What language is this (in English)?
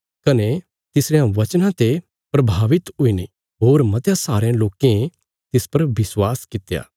Bilaspuri